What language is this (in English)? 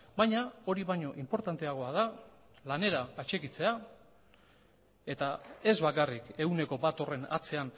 Basque